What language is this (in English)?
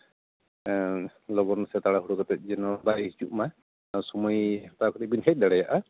Santali